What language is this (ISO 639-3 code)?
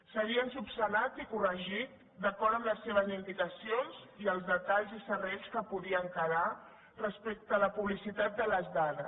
cat